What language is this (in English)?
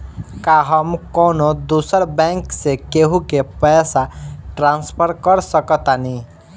Bhojpuri